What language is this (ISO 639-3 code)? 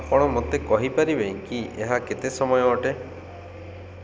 ori